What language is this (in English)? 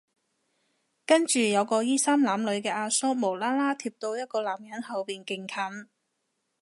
Cantonese